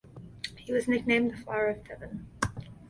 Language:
English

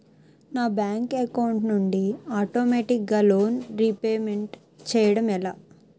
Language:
Telugu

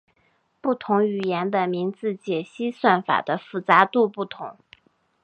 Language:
Chinese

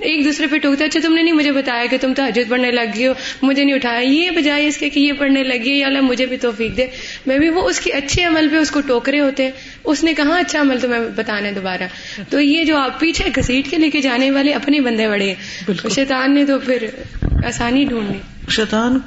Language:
Urdu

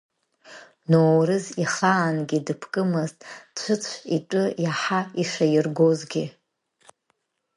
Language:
Abkhazian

